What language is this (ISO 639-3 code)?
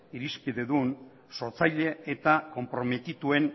eus